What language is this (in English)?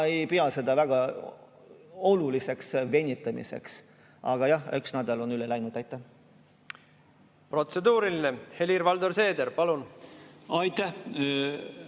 Estonian